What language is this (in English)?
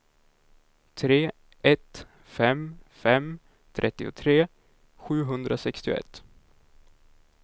Swedish